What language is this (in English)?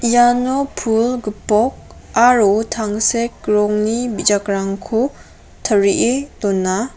Garo